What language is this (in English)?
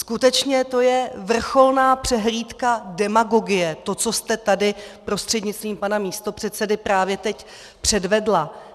Czech